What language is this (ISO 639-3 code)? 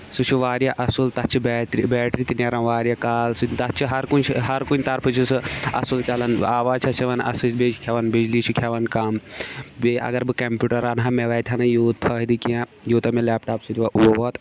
kas